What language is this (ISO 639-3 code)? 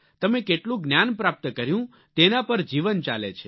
guj